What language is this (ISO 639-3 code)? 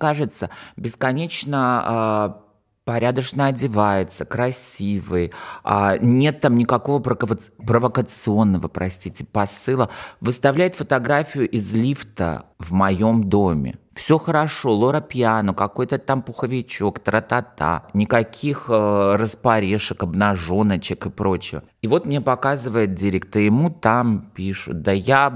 rus